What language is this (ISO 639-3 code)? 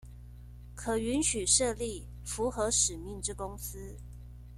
zho